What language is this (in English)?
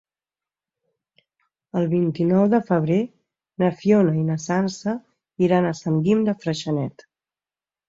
Catalan